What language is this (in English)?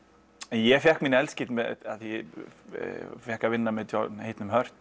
Icelandic